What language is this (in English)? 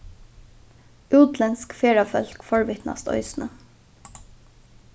Faroese